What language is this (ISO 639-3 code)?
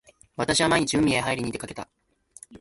jpn